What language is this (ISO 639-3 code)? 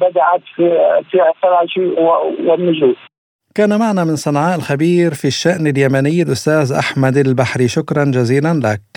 ara